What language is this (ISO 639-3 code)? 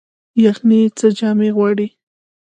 pus